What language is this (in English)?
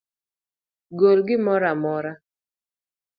Luo (Kenya and Tanzania)